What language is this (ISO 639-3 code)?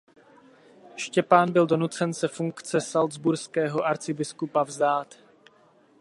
ces